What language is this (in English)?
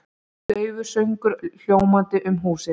Icelandic